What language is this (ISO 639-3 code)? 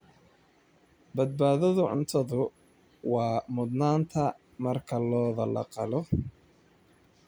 som